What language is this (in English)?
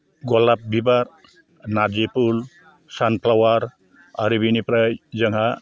Bodo